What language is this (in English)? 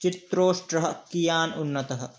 Sanskrit